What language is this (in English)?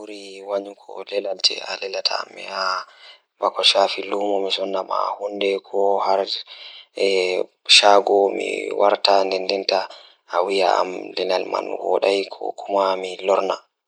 Fula